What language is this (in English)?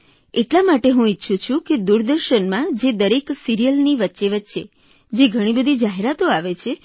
Gujarati